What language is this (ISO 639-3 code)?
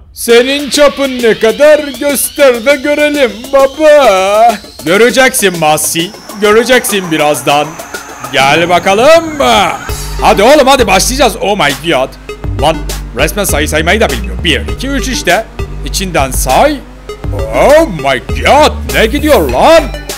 tur